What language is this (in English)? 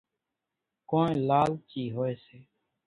Kachi Koli